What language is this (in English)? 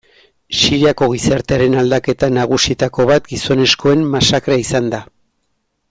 Basque